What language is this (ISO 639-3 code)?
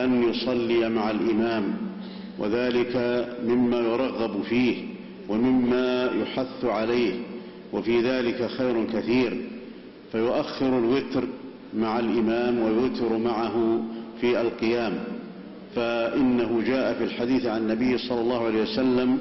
ara